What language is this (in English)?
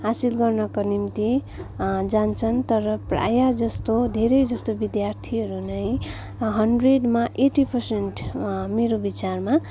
Nepali